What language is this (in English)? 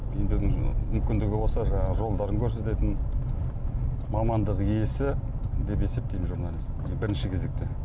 Kazakh